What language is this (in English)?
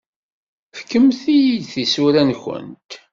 Kabyle